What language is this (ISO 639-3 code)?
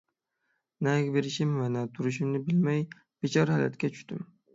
uig